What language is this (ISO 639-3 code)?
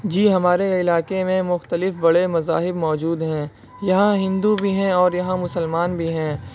urd